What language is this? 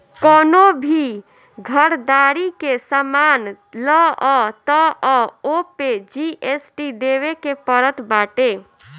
Bhojpuri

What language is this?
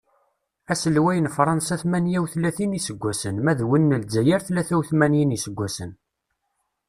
Kabyle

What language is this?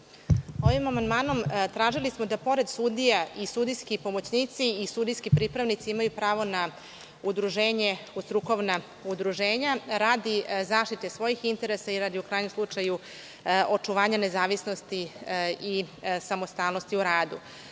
Serbian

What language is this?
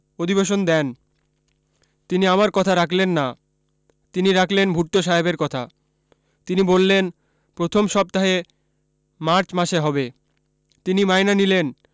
Bangla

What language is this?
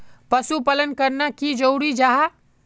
Magahi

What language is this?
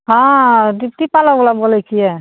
Maithili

